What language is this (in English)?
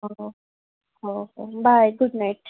Odia